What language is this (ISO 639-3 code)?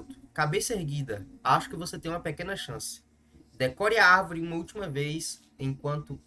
por